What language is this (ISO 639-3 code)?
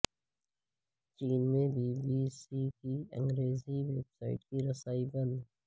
urd